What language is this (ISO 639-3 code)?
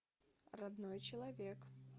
rus